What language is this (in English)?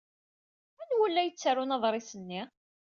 Kabyle